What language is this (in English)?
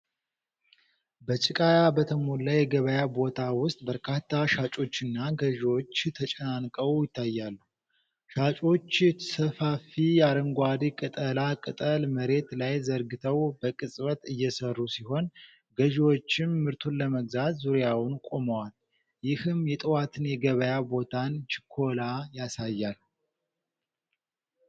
Amharic